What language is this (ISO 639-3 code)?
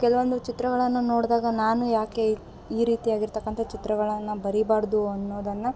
kan